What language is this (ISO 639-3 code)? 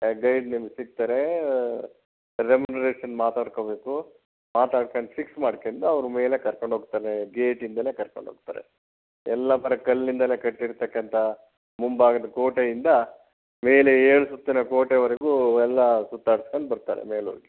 kan